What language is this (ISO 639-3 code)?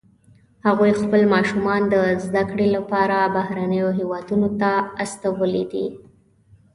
pus